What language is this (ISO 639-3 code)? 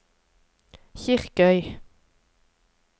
nor